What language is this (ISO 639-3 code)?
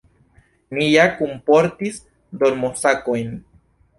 epo